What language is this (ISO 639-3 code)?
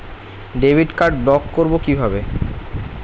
ben